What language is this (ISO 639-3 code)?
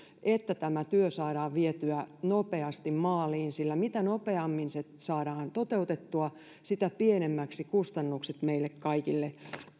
fin